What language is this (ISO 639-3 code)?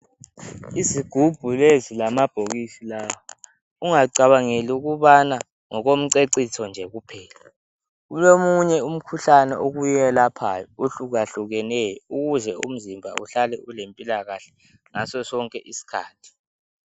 nde